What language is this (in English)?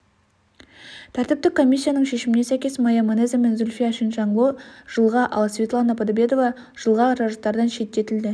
Kazakh